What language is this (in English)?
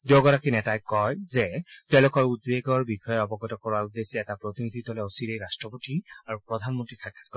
Assamese